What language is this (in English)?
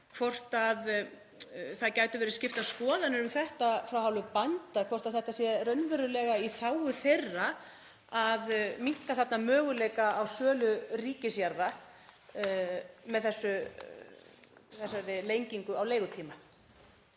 Icelandic